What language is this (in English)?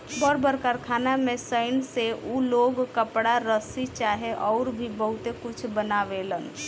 Bhojpuri